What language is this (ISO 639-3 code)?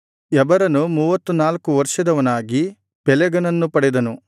kan